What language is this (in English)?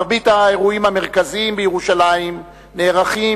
Hebrew